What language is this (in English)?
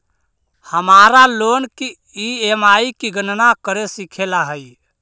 Magahi